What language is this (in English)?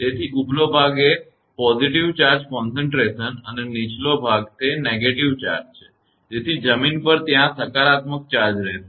Gujarati